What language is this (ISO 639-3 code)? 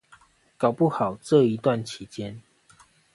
zho